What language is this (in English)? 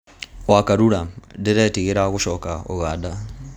Kikuyu